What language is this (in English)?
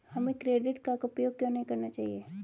Hindi